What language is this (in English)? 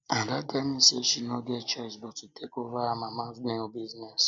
Nigerian Pidgin